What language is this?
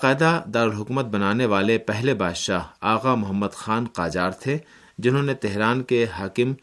Urdu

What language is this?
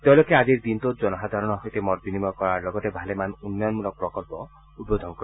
Assamese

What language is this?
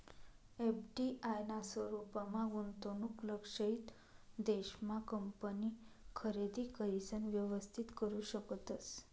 Marathi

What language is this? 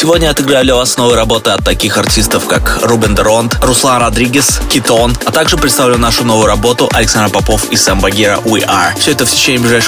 Russian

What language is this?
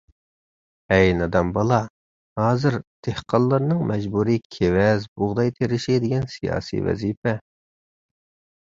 Uyghur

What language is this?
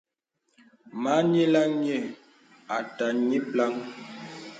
Bebele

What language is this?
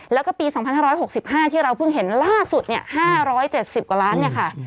Thai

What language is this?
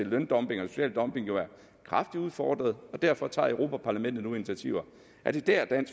Danish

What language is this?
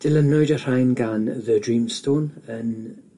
Welsh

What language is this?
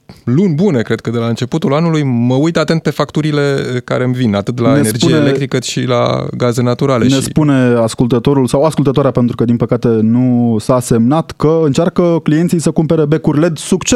Romanian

